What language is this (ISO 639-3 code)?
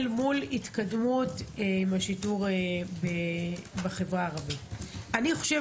heb